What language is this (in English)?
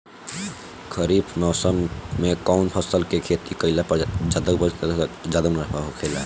Bhojpuri